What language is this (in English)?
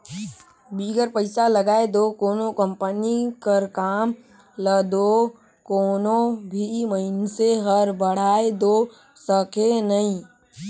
Chhattisgarhi